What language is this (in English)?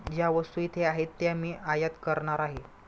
Marathi